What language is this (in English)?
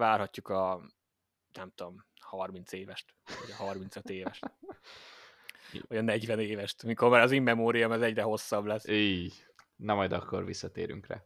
Hungarian